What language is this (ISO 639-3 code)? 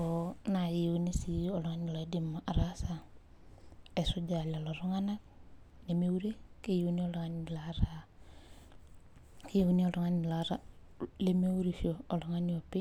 mas